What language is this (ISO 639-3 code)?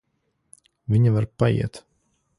lav